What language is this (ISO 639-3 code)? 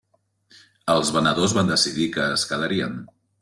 cat